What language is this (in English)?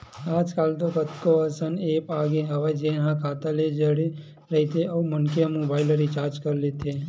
Chhattisgarhi